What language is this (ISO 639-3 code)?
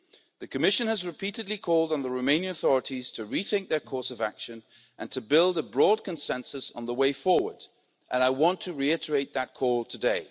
eng